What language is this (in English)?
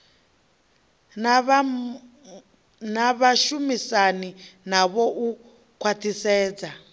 Venda